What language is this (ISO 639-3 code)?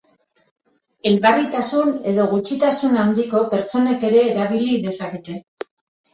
eus